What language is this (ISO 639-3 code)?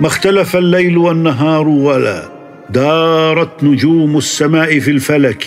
ara